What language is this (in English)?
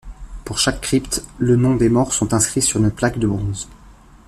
French